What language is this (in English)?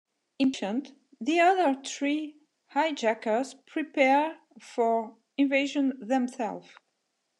English